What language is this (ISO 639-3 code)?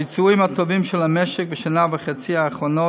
heb